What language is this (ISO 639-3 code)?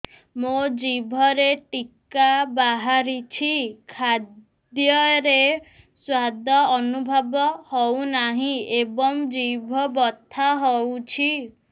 ori